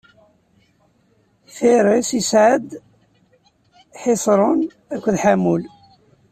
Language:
Kabyle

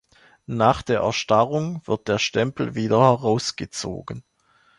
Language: German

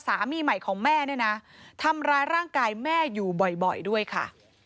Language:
Thai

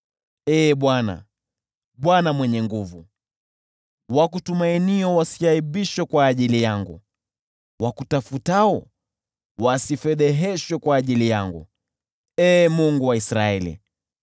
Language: Swahili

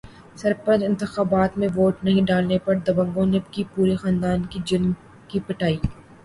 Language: Urdu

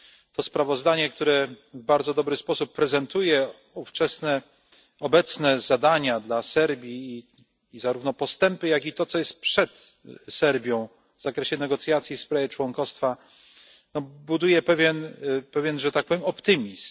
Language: Polish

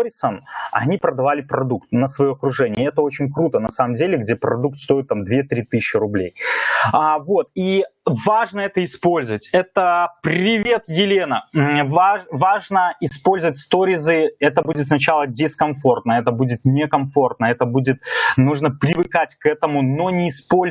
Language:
Russian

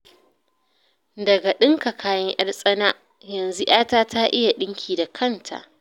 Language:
Hausa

